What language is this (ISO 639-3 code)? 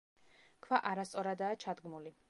kat